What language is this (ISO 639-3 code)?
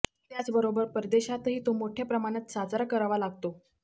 mar